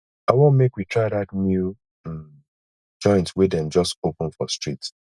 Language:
Nigerian Pidgin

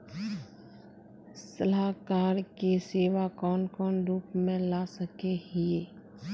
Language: Magahi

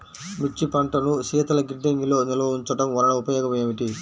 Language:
Telugu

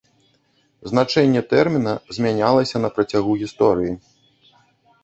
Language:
Belarusian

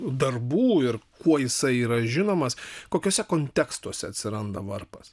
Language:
Lithuanian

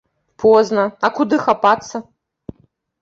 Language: Belarusian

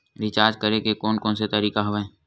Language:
Chhattisgarhi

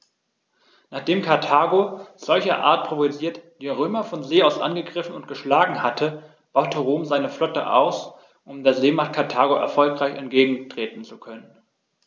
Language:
German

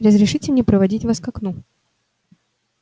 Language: Russian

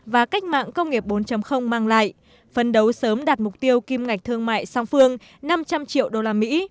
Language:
Vietnamese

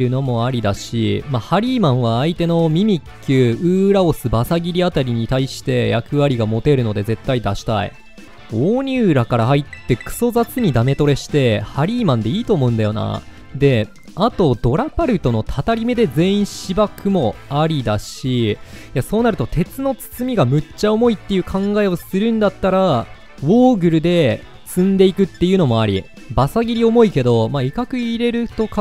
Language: Japanese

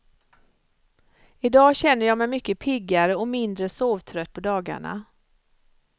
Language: Swedish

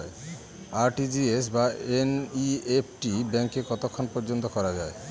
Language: Bangla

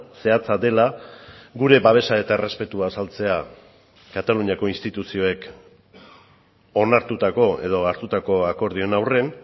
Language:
Basque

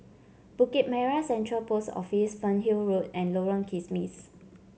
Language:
English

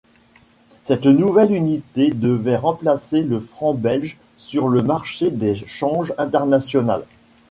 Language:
French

